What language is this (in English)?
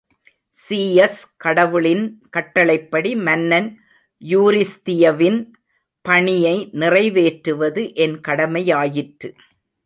Tamil